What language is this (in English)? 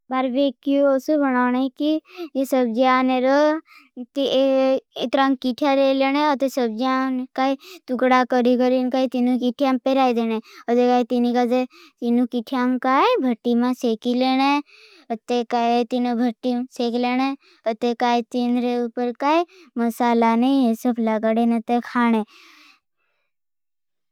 Bhili